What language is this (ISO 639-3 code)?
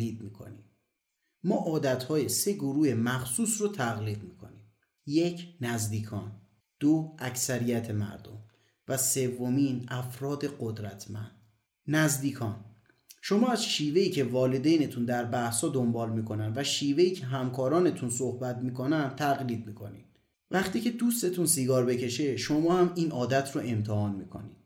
fas